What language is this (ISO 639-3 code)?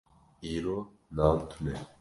kur